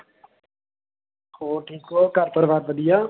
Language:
Punjabi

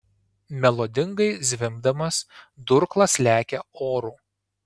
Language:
Lithuanian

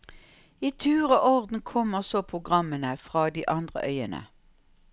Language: Norwegian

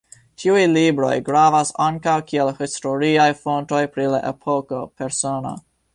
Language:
Esperanto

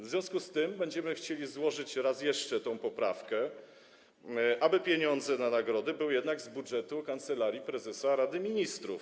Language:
Polish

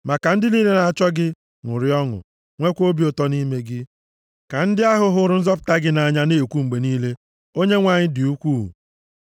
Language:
Igbo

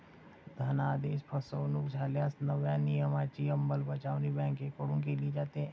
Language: Marathi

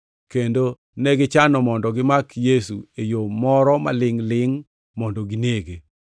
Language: Luo (Kenya and Tanzania)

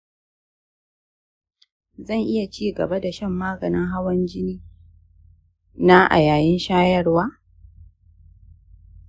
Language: Hausa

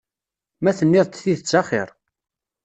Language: Kabyle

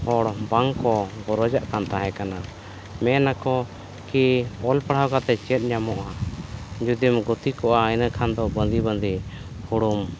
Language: Santali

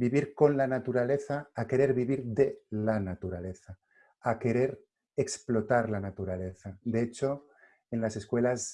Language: Spanish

